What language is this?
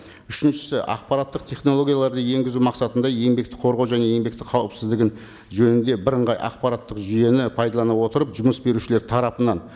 Kazakh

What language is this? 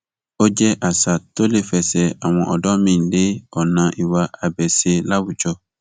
Yoruba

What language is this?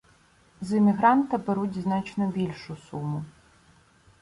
Ukrainian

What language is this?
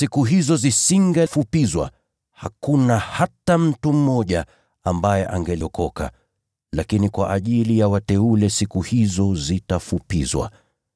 Swahili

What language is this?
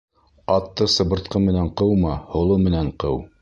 Bashkir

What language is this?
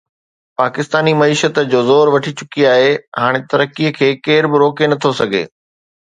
Sindhi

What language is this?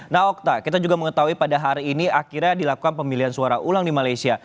Indonesian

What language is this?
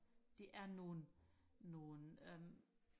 Danish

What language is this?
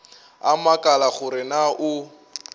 Northern Sotho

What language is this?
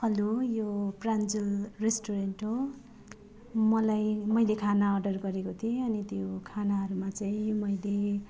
Nepali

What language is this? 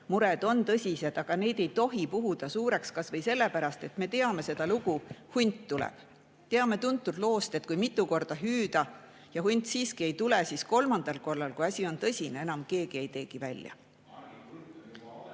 Estonian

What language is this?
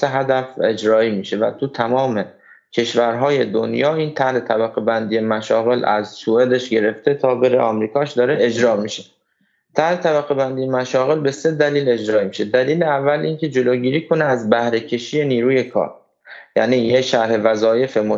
Persian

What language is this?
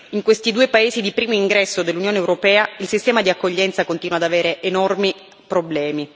Italian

